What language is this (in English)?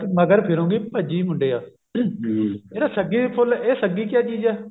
Punjabi